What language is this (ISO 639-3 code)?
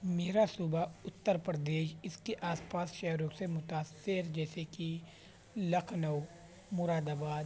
urd